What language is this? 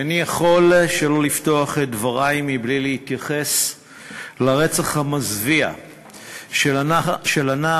Hebrew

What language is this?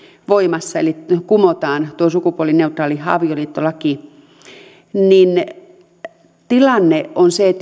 Finnish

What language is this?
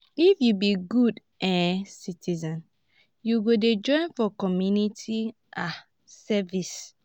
Nigerian Pidgin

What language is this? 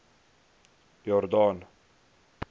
Afrikaans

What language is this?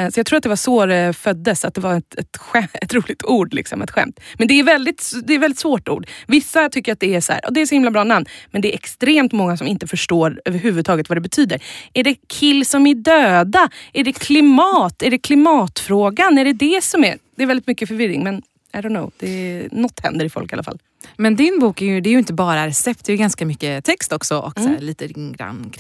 Swedish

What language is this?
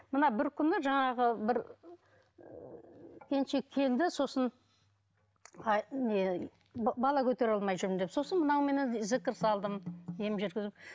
Kazakh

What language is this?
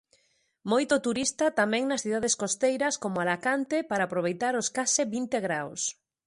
Galician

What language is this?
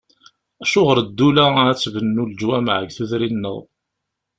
Kabyle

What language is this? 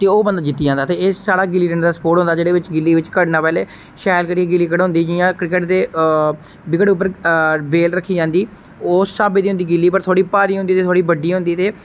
Dogri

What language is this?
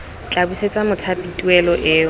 Tswana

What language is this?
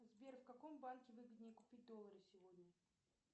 Russian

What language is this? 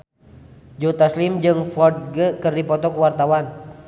Sundanese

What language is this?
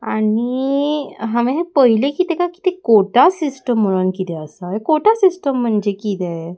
Konkani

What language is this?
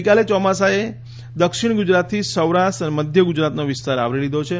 Gujarati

